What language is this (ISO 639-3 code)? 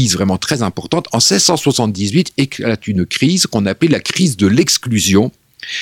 fra